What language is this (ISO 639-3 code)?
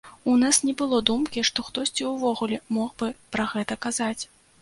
bel